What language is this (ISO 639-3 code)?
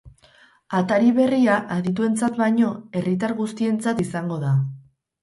eus